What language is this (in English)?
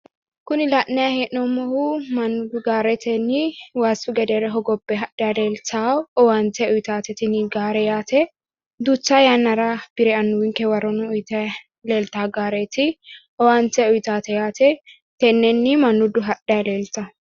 Sidamo